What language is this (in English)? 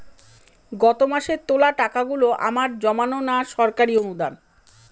Bangla